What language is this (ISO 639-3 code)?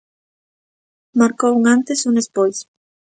glg